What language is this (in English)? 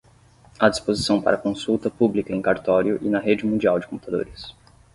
Portuguese